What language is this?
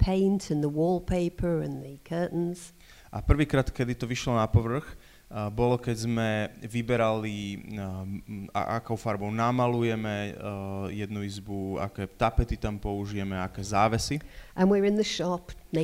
Slovak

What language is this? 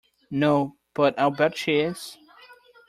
English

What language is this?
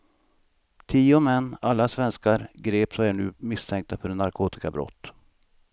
Swedish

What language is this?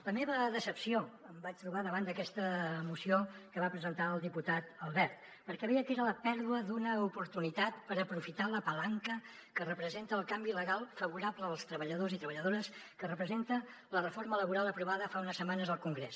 Catalan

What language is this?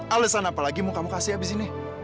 Indonesian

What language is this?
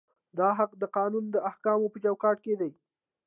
Pashto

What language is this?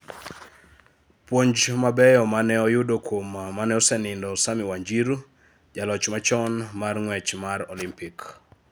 Luo (Kenya and Tanzania)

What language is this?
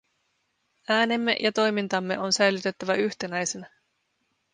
Finnish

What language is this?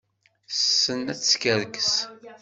Kabyle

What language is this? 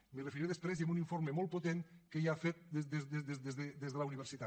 Catalan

